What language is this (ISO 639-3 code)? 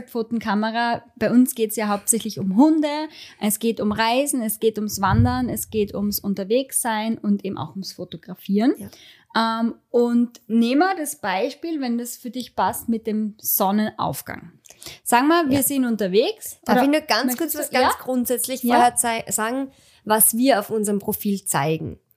deu